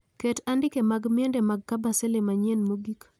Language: Luo (Kenya and Tanzania)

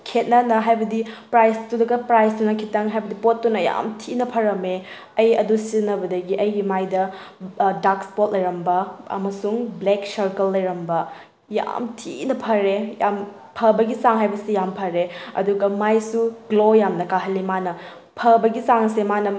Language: Manipuri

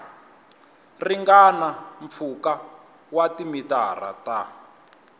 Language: Tsonga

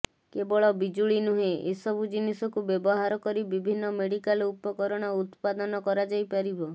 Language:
Odia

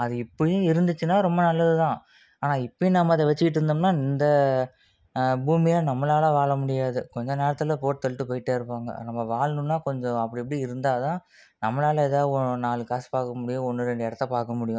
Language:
Tamil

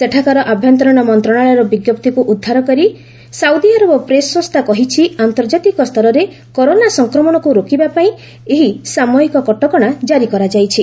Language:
Odia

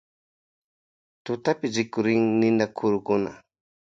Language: Loja Highland Quichua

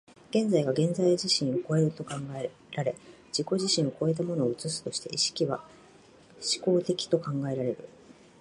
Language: Japanese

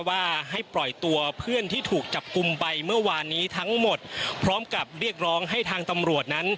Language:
Thai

